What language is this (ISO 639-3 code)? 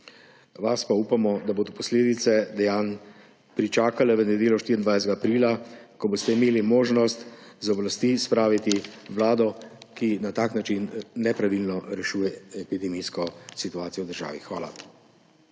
slv